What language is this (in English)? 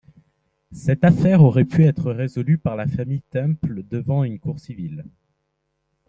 French